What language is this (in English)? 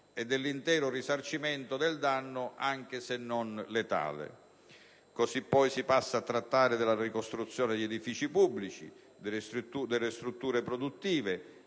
Italian